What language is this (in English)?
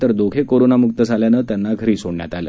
Marathi